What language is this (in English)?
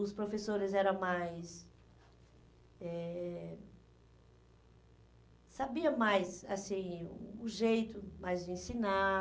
Portuguese